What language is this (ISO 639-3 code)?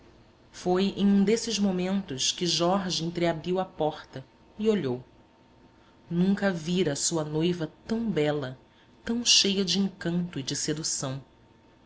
por